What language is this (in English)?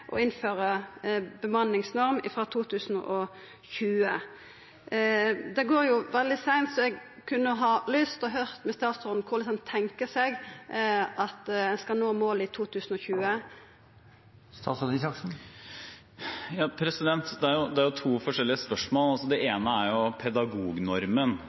Norwegian